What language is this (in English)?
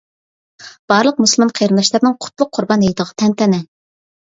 Uyghur